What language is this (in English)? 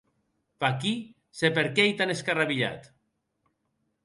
Occitan